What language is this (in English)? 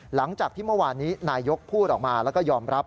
Thai